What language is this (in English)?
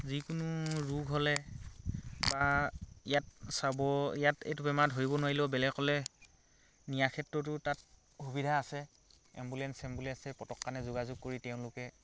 Assamese